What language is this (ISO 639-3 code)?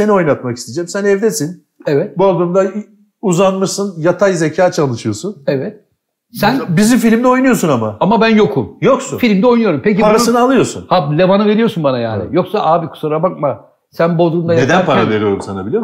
tur